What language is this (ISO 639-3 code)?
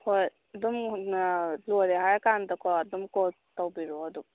mni